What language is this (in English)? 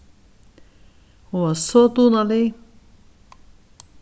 Faroese